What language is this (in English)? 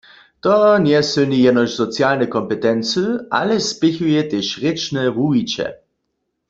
Upper Sorbian